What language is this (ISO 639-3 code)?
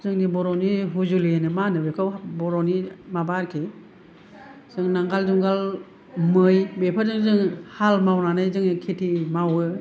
brx